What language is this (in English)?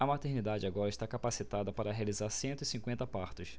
Portuguese